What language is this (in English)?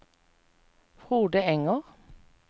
Norwegian